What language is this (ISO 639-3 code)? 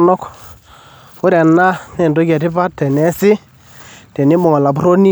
mas